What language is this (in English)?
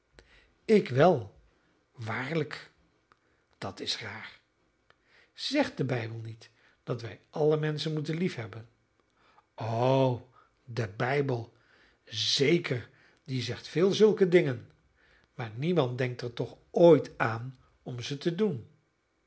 Dutch